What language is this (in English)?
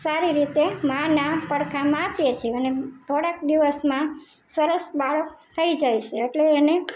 Gujarati